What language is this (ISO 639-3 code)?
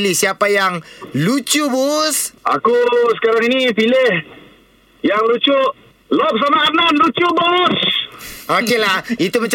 msa